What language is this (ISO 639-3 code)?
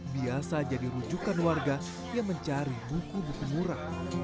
ind